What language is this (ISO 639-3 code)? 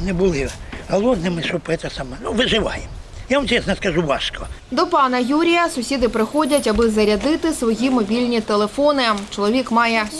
ukr